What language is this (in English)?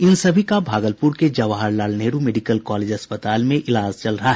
Hindi